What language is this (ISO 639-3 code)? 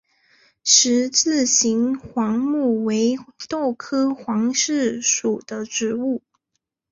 zho